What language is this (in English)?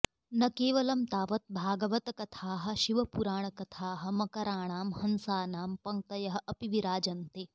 Sanskrit